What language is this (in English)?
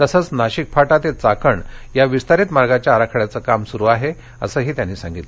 Marathi